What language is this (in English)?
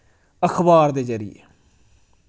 Dogri